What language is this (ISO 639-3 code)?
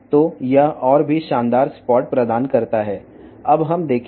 tel